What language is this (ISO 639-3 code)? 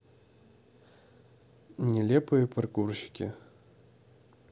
rus